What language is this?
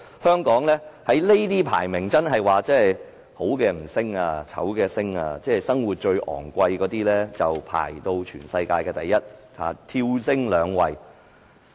Cantonese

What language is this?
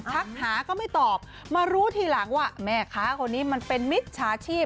Thai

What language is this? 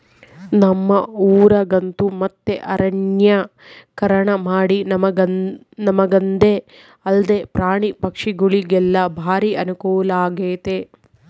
Kannada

